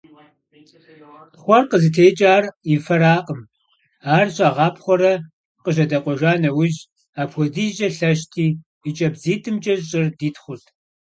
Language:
Kabardian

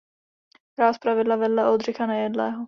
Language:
Czech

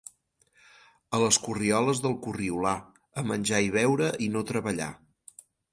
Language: Catalan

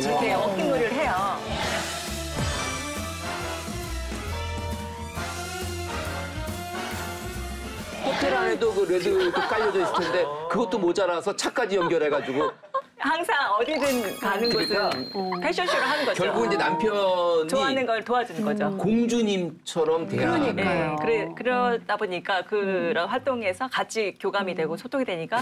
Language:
Korean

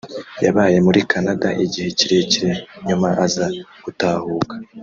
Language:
Kinyarwanda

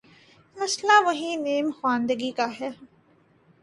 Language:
Urdu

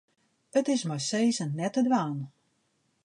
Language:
Western Frisian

